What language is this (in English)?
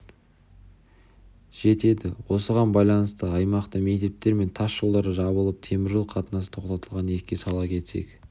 Kazakh